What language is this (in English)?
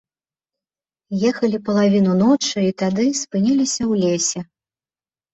Belarusian